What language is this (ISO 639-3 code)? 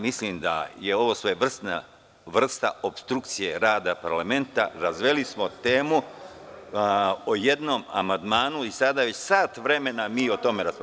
srp